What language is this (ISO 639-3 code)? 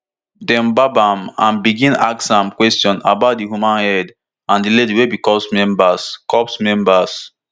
pcm